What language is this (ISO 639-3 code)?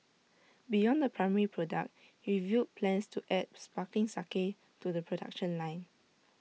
eng